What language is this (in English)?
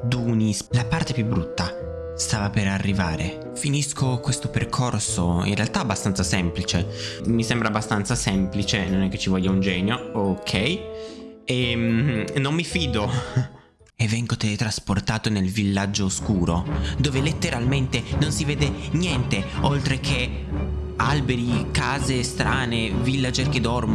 Italian